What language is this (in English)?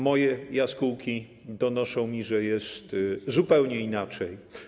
Polish